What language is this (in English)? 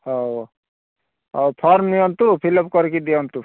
Odia